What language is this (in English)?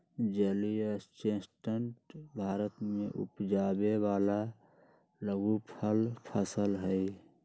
Magahi